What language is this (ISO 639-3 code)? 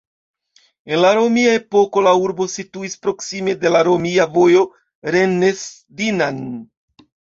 epo